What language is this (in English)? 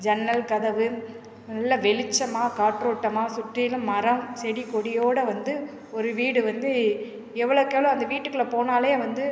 Tamil